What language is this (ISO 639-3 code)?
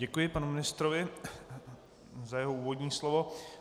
ces